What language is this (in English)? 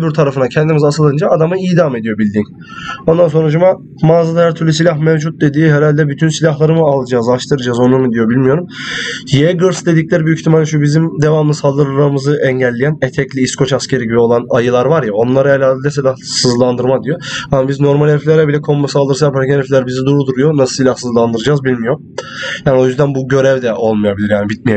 Turkish